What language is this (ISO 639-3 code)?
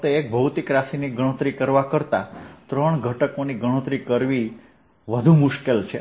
guj